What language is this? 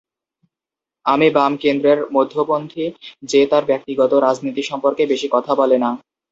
Bangla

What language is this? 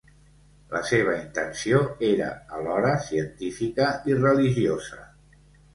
Catalan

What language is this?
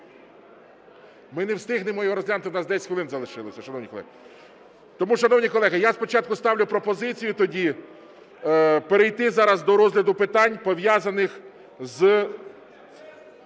Ukrainian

